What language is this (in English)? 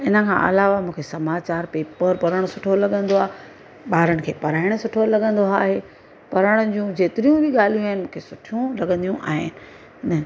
Sindhi